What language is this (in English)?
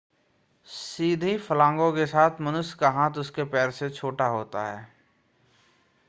Hindi